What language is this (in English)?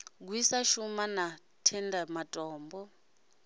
Venda